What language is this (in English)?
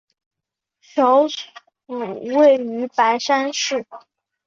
Chinese